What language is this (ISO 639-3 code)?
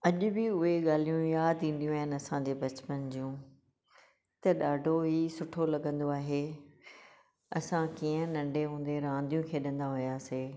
snd